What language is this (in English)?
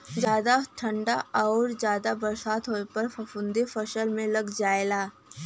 Bhojpuri